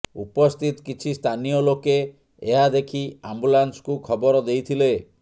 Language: Odia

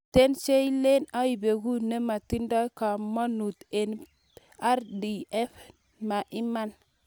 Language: Kalenjin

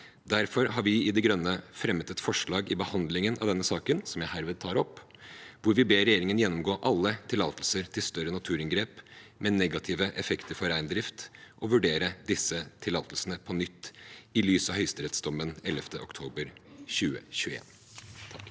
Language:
Norwegian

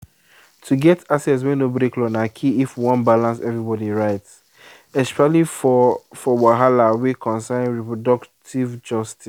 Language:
Nigerian Pidgin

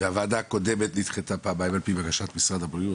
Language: Hebrew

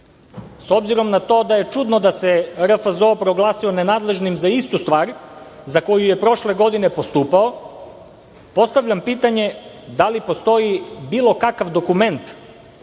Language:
Serbian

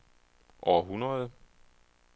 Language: Danish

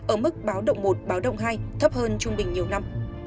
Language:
Vietnamese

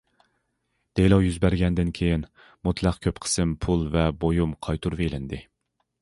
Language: Uyghur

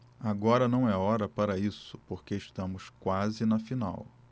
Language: Portuguese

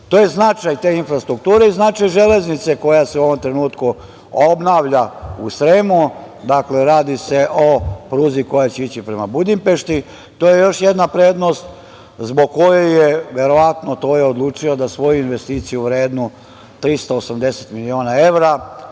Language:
Serbian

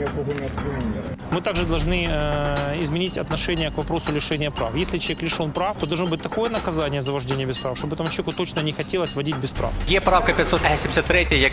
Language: Russian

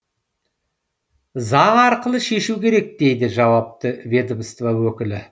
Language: Kazakh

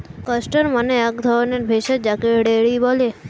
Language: Bangla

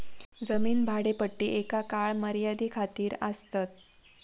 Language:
Marathi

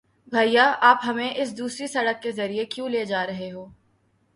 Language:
Urdu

